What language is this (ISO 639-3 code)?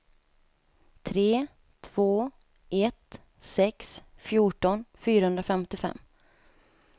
swe